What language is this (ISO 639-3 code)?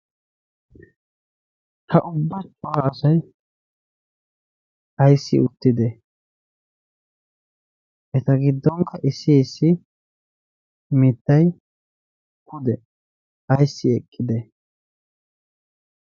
wal